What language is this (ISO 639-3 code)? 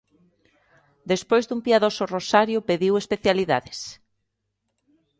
glg